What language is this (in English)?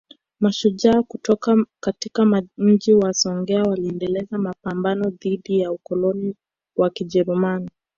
Swahili